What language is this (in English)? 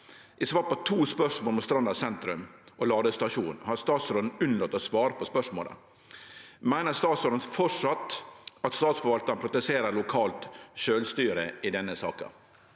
Norwegian